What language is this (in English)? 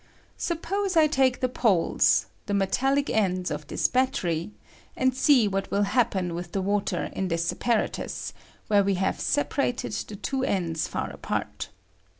English